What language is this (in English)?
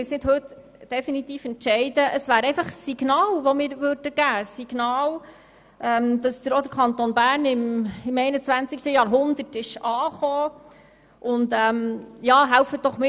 Swiss German